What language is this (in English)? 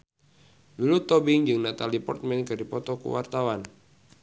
Sundanese